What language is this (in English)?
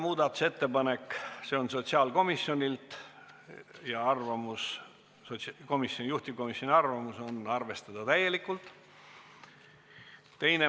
Estonian